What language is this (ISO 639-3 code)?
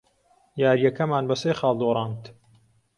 ckb